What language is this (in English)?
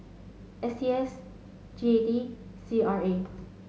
English